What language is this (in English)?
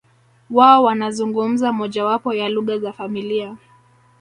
Swahili